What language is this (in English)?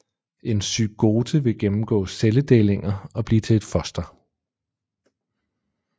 Danish